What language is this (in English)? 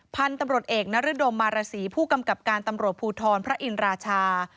Thai